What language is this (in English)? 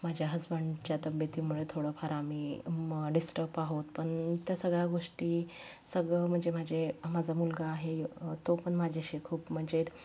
Marathi